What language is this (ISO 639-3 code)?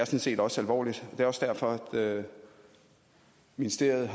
dan